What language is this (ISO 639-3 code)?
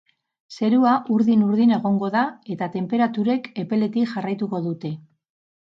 eus